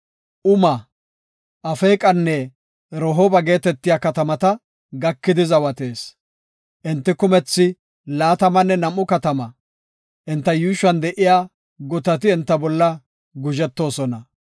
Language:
Gofa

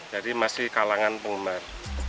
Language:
Indonesian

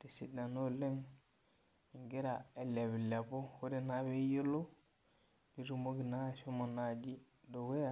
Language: Masai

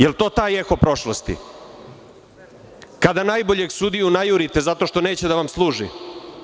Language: Serbian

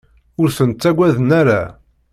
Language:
Kabyle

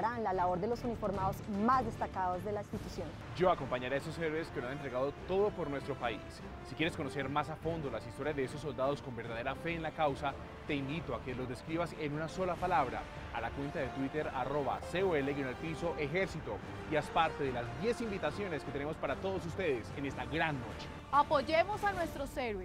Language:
Spanish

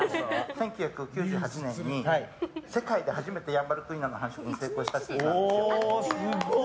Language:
Japanese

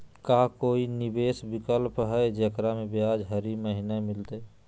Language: Magahi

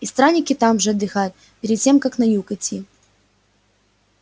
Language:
Russian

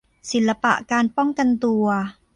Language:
Thai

